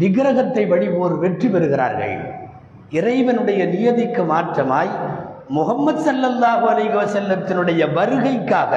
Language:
Tamil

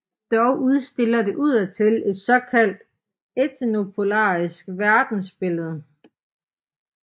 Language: Danish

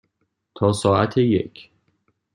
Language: Persian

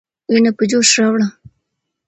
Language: Pashto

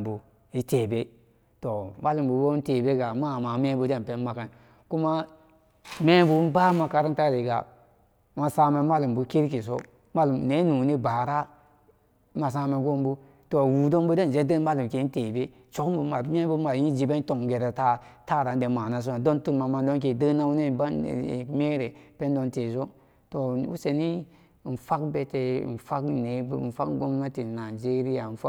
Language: Samba Daka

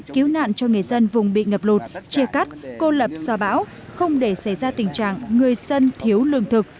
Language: Vietnamese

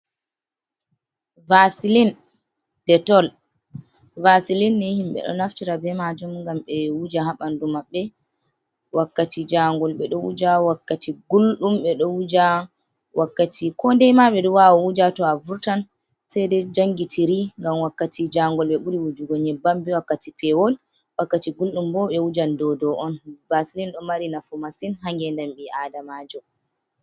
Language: Fula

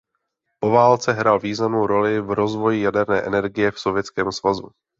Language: Czech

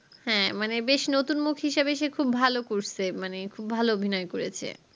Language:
Bangla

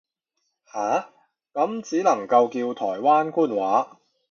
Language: Cantonese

